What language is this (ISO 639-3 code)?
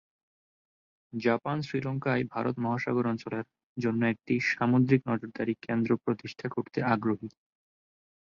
ben